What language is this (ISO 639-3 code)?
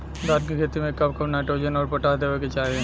bho